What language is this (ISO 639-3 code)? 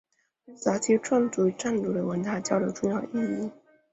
zho